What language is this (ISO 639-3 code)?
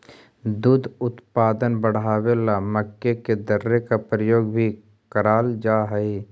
mag